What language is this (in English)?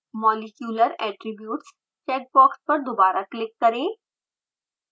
Hindi